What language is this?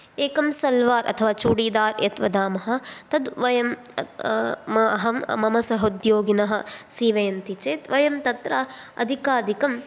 Sanskrit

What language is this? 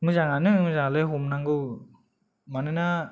Bodo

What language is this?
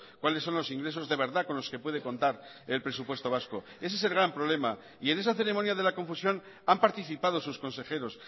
Spanish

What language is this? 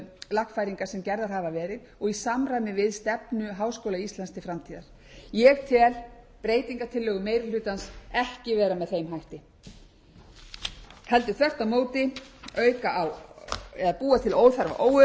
Icelandic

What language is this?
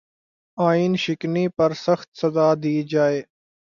Urdu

